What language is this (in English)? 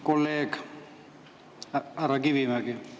Estonian